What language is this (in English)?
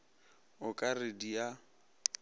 Northern Sotho